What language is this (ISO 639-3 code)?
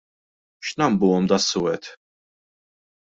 mlt